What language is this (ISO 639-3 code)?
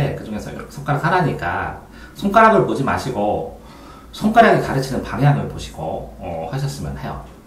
kor